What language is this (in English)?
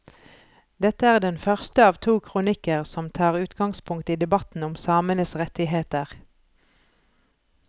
Norwegian